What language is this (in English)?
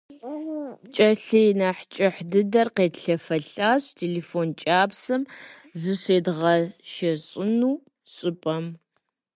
Kabardian